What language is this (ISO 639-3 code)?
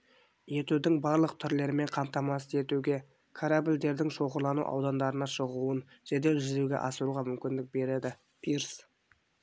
kaz